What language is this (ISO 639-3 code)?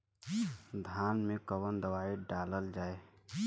bho